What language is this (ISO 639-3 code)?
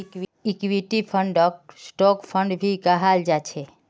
mag